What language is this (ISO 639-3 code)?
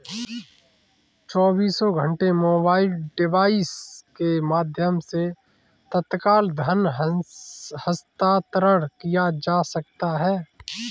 hin